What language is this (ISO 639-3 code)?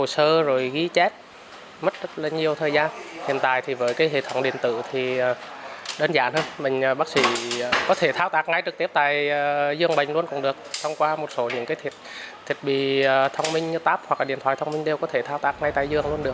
vie